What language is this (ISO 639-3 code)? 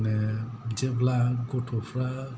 brx